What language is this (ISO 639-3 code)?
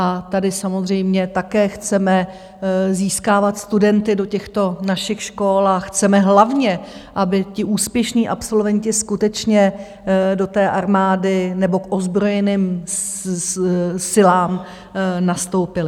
ces